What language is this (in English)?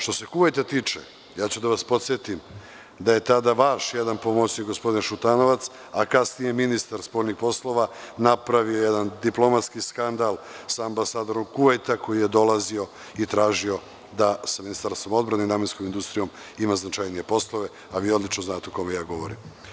Serbian